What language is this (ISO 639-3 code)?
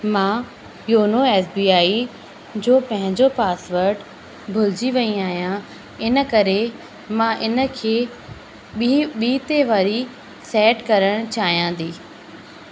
snd